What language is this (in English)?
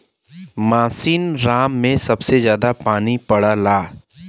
Bhojpuri